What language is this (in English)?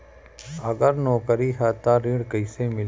Bhojpuri